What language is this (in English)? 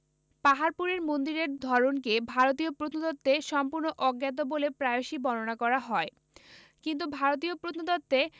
Bangla